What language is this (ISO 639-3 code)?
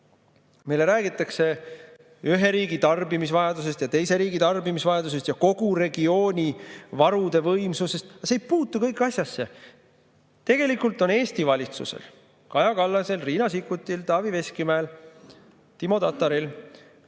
est